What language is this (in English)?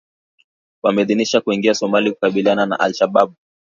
Swahili